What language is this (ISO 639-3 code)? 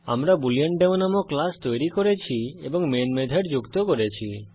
ben